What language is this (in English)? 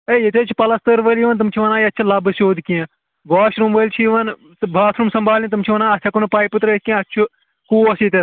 Kashmiri